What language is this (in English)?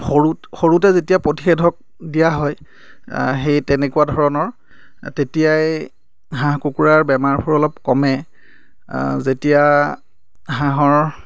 Assamese